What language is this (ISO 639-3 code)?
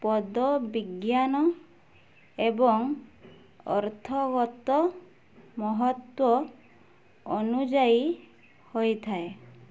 ori